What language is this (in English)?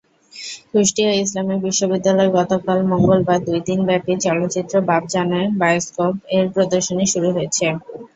Bangla